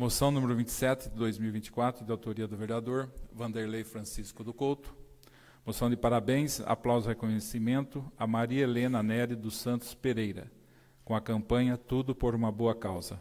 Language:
Portuguese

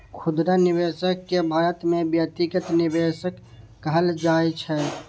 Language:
Maithili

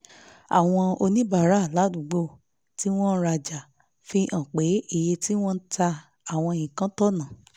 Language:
Yoruba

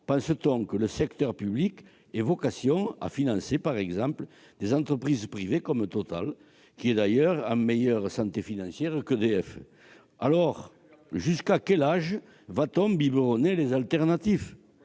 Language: French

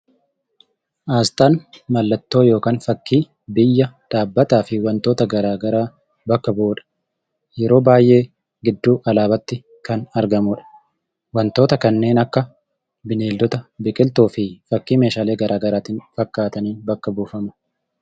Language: Oromo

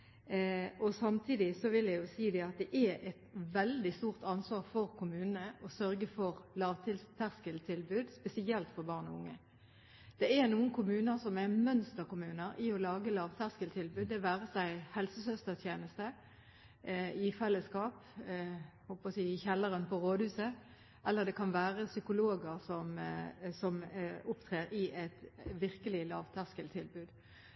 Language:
Norwegian Bokmål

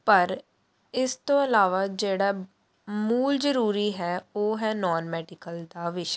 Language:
Punjabi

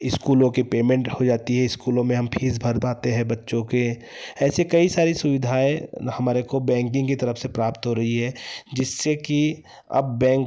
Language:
Hindi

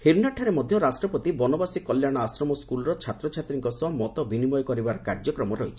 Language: Odia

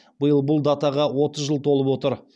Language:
Kazakh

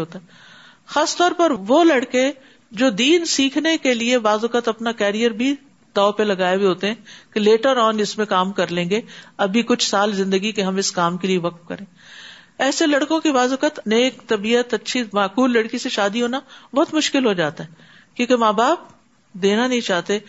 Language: Urdu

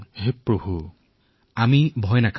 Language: Assamese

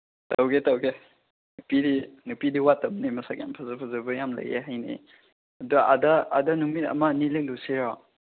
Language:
Manipuri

